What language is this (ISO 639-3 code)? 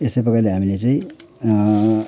nep